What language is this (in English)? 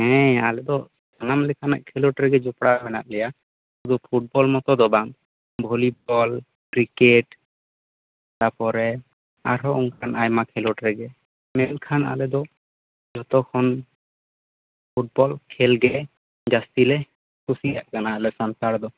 Santali